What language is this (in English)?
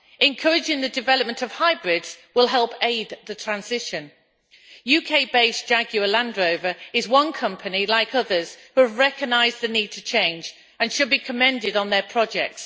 English